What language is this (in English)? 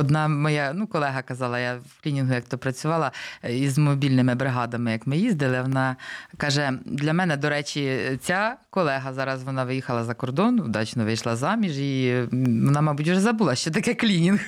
Ukrainian